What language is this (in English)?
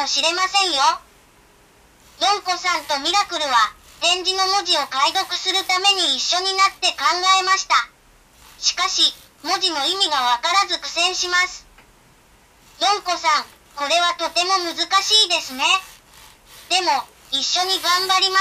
Japanese